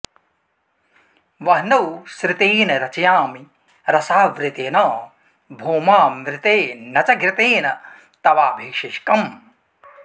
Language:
Sanskrit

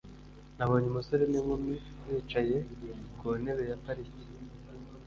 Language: Kinyarwanda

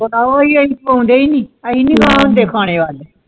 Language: Punjabi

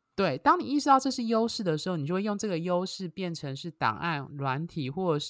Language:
Chinese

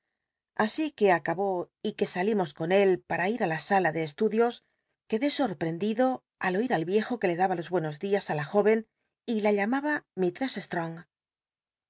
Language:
Spanish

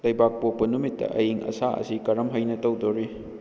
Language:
Manipuri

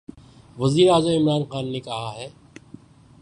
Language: Urdu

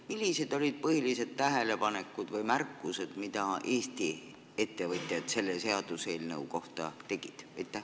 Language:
Estonian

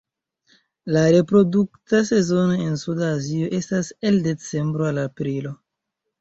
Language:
Esperanto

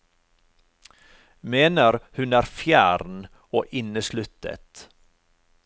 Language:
Norwegian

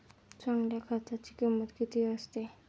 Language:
Marathi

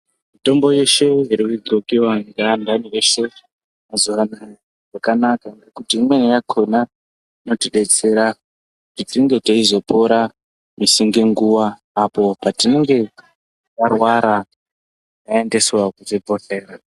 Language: Ndau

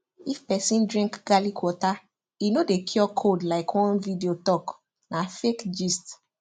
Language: Nigerian Pidgin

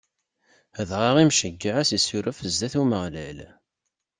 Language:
Kabyle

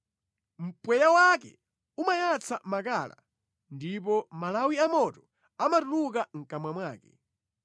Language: Nyanja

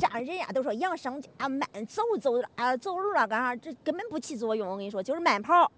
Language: Chinese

